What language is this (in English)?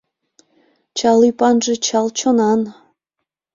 Mari